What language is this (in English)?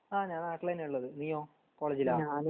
Malayalam